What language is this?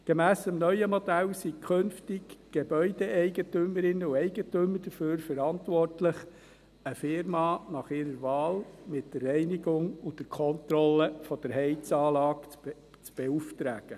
Swiss German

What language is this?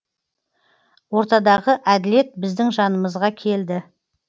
Kazakh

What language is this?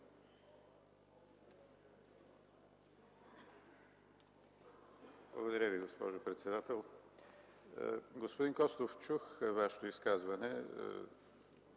Bulgarian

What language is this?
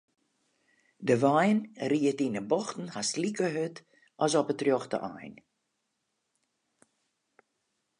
Western Frisian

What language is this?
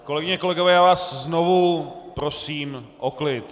Czech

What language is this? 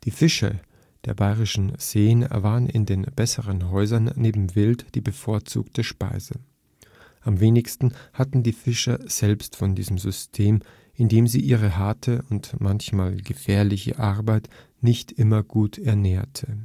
German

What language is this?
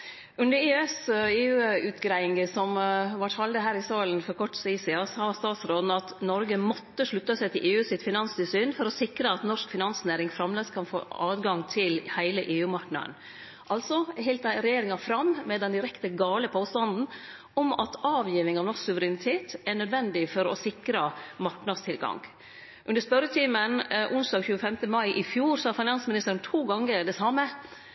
Norwegian Nynorsk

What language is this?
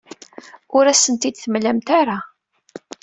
Kabyle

